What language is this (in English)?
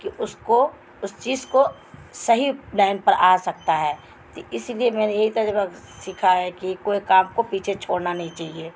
Urdu